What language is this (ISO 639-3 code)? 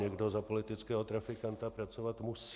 ces